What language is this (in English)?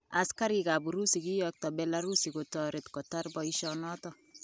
Kalenjin